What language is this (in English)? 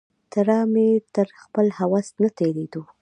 Pashto